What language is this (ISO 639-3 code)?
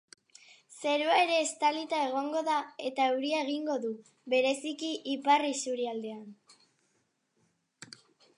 eus